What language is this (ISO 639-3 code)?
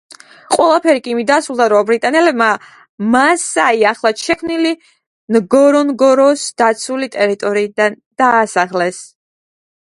kat